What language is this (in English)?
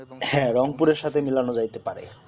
Bangla